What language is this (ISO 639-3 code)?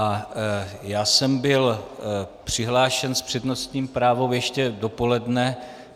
ces